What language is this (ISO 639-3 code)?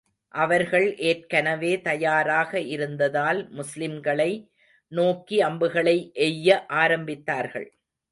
tam